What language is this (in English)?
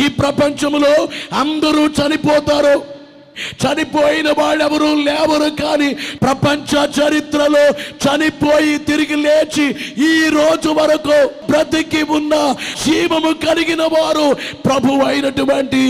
Telugu